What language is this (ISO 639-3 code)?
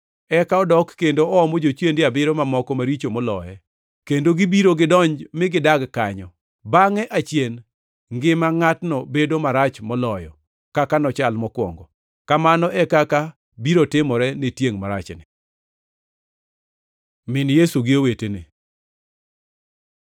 luo